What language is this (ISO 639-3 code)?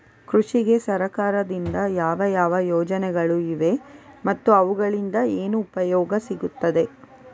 kan